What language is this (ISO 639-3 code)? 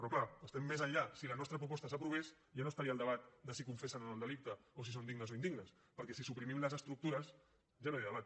cat